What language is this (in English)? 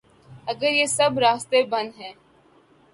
Urdu